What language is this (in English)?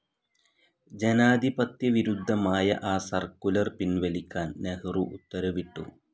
Malayalam